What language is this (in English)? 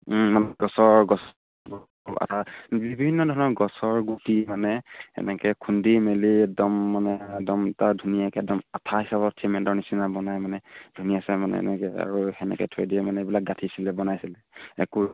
Assamese